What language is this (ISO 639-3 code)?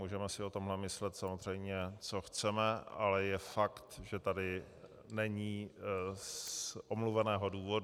ces